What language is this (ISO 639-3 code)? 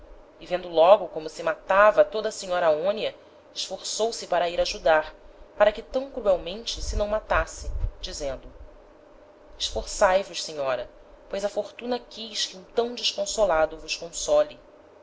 por